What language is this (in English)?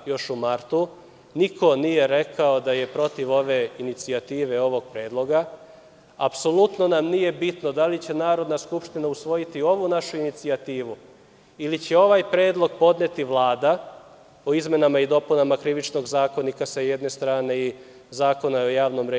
Serbian